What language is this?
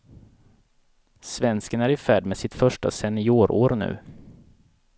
Swedish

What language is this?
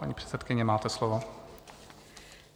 Czech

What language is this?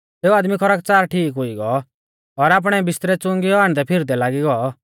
Mahasu Pahari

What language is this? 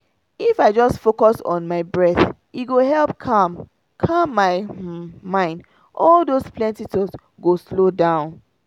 Nigerian Pidgin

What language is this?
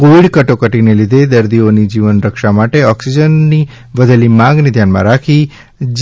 Gujarati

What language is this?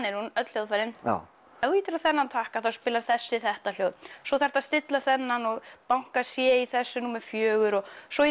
Icelandic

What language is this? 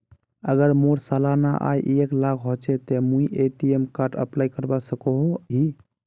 Magahi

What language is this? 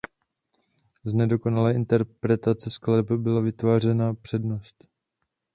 Czech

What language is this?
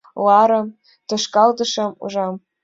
Mari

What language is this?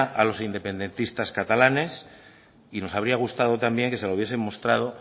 Spanish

